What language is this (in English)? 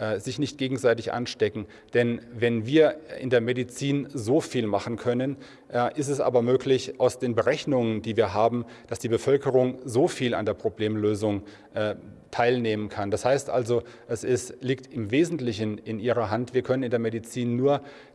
German